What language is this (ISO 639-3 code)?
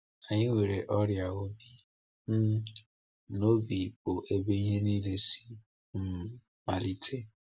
ibo